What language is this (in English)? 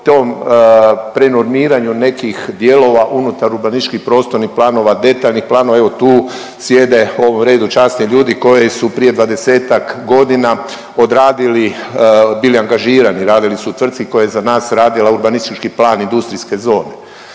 Croatian